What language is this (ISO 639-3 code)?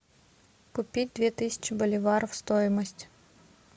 rus